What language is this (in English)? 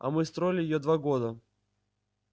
Russian